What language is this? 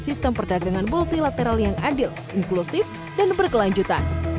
Indonesian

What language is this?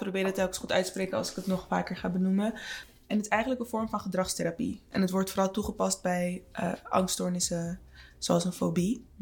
Dutch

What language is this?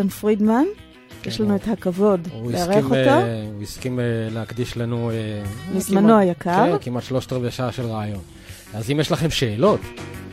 Hebrew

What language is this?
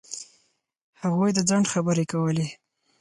Pashto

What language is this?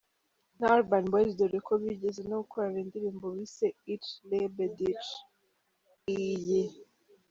Kinyarwanda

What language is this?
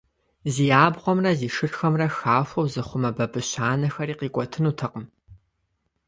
Kabardian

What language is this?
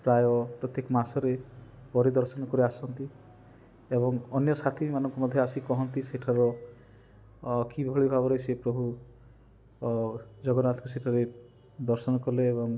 Odia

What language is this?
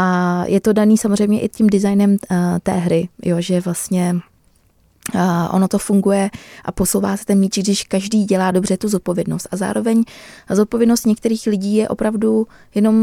Czech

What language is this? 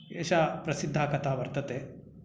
Sanskrit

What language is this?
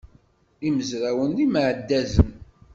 Kabyle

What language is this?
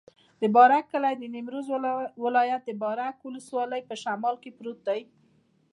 Pashto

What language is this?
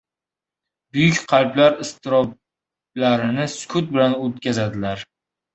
Uzbek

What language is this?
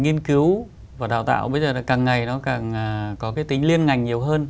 Vietnamese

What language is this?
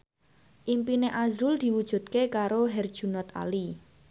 Javanese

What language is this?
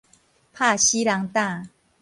Min Nan Chinese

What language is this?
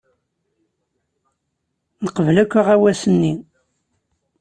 Kabyle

